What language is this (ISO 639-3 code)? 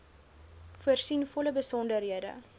afr